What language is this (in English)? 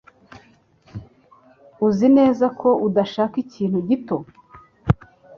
Kinyarwanda